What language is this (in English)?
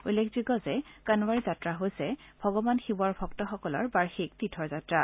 Assamese